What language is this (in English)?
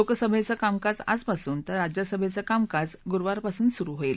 Marathi